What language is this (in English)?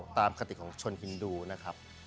Thai